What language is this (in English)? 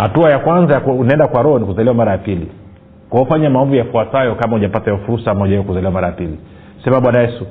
Swahili